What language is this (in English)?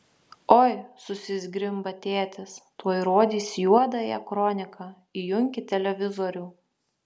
Lithuanian